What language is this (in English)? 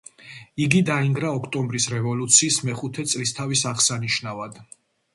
Georgian